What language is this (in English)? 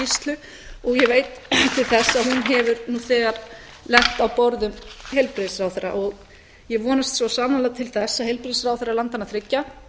Icelandic